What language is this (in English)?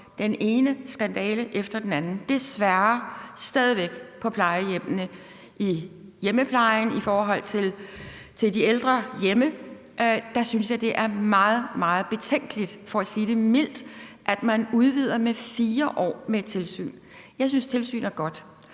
Danish